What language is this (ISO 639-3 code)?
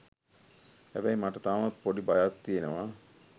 sin